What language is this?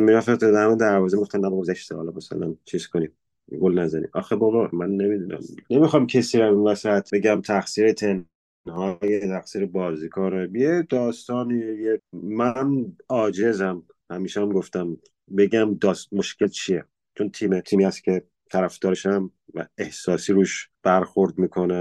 Persian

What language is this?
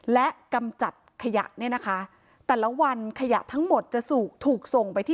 Thai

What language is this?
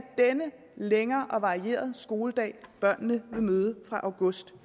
Danish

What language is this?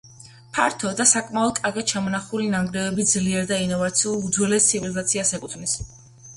Georgian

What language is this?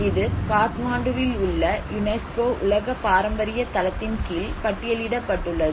Tamil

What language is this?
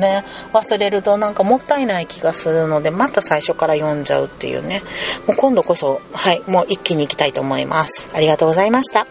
Japanese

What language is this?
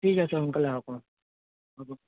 Assamese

